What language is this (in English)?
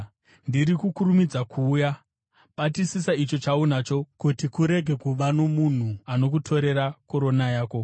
Shona